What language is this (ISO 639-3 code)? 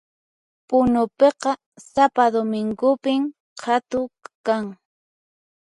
qxp